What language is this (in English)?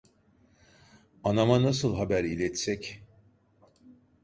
Turkish